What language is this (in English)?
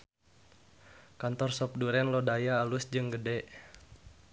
Sundanese